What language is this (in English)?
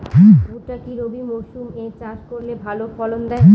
Bangla